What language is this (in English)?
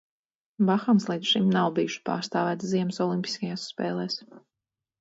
Latvian